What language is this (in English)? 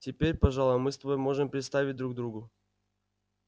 Russian